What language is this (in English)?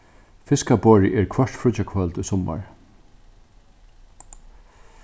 Faroese